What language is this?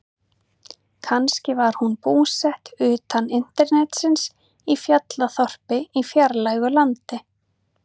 Icelandic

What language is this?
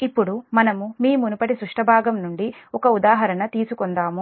Telugu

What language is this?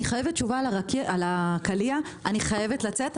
Hebrew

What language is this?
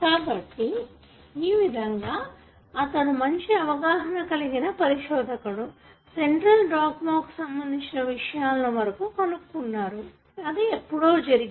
Telugu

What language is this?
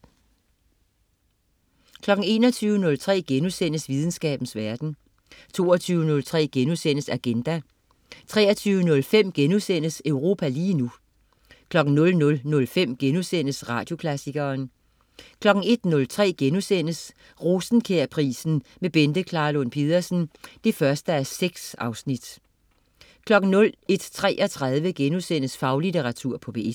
Danish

